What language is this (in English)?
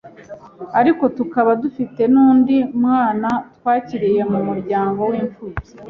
Kinyarwanda